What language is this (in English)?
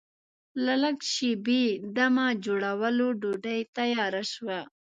Pashto